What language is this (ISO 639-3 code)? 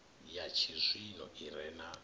ven